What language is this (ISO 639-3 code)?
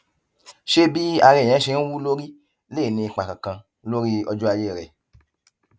yor